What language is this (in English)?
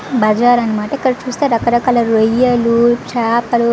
Telugu